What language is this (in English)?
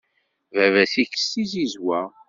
Kabyle